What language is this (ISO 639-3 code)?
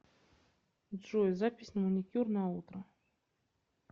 rus